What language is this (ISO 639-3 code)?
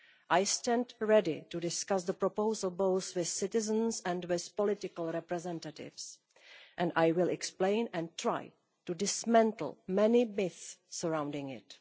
eng